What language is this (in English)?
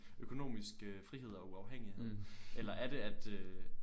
Danish